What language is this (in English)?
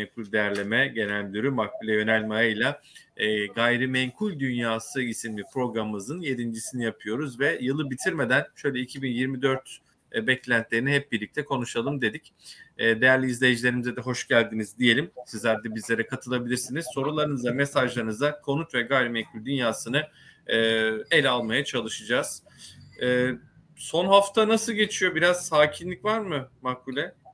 Turkish